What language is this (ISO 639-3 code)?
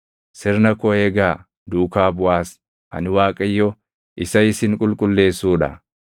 orm